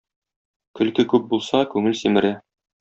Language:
Tatar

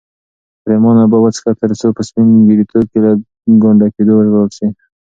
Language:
Pashto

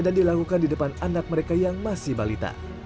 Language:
Indonesian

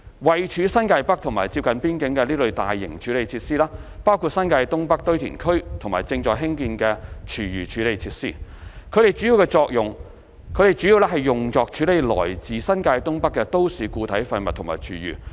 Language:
Cantonese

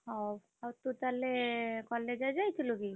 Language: Odia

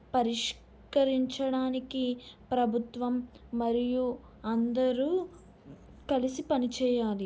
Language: Telugu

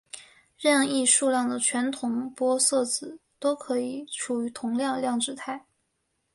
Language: Chinese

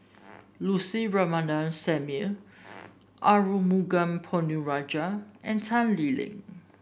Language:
English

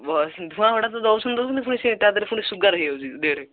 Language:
Odia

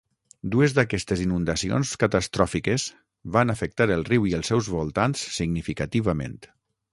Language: Catalan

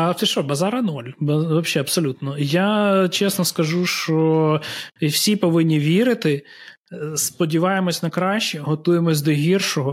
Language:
Ukrainian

